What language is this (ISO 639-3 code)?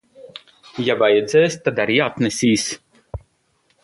lav